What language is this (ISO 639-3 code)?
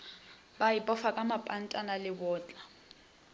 nso